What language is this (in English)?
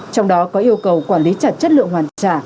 Vietnamese